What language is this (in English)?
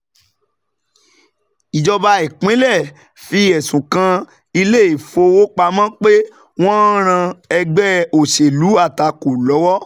Yoruba